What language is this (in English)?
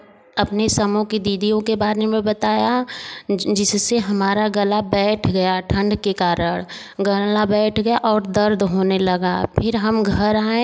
Hindi